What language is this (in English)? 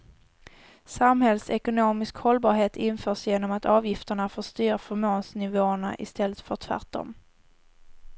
Swedish